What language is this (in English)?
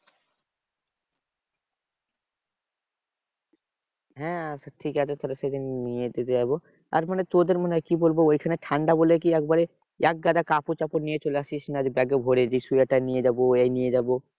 Bangla